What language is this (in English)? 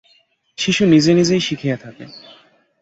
Bangla